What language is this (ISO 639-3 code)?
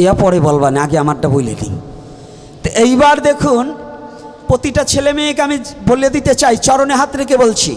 ben